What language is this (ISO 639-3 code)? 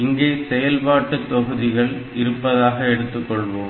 tam